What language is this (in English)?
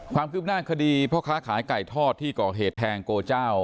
Thai